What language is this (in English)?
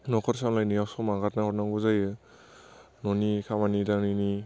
Bodo